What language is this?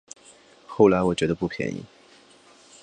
Chinese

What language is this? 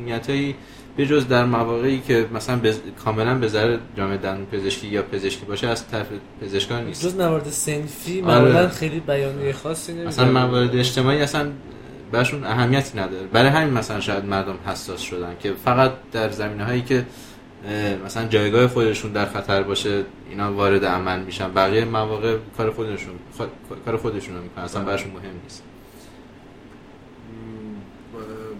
Persian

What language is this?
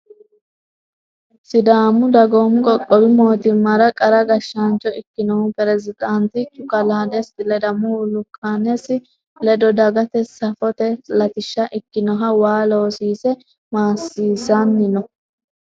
Sidamo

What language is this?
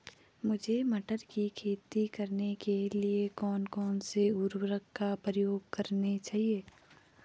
Hindi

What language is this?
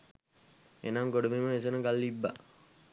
Sinhala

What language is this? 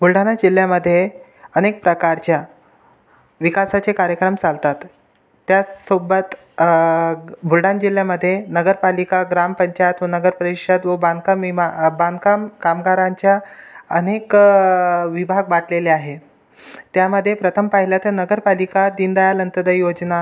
Marathi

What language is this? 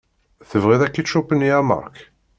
Kabyle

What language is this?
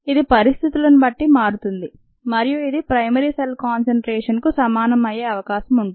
Telugu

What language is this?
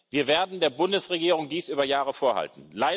German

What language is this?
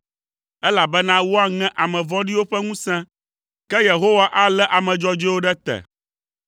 Ewe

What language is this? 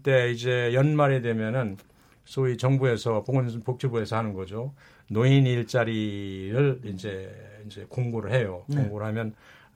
Korean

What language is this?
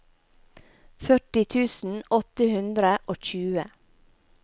Norwegian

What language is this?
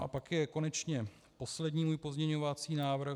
Czech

